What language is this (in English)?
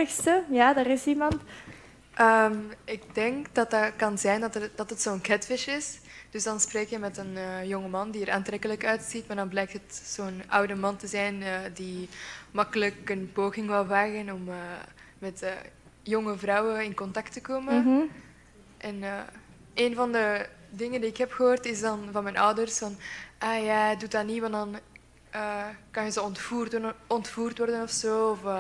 Dutch